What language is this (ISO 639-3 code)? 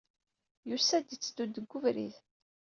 kab